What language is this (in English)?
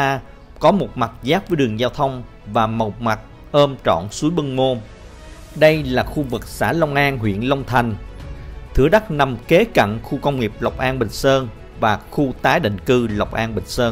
Vietnamese